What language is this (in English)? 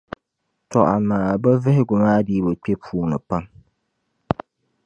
Dagbani